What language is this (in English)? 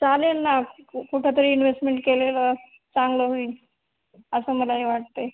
Marathi